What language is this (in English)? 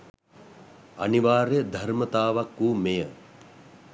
Sinhala